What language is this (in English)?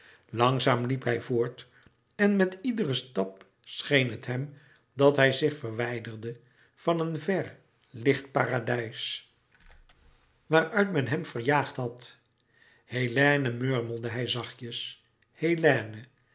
Dutch